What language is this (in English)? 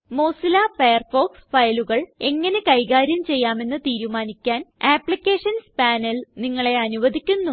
Malayalam